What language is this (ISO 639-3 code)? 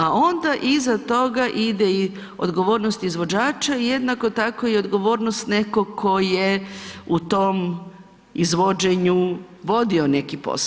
hrv